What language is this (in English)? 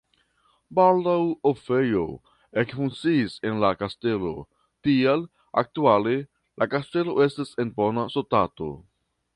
Esperanto